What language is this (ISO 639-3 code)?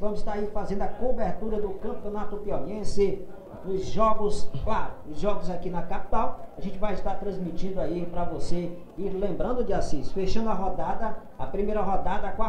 por